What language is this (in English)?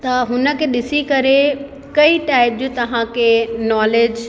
Sindhi